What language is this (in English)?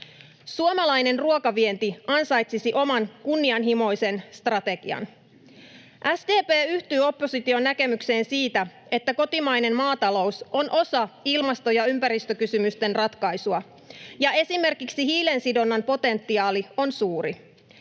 Finnish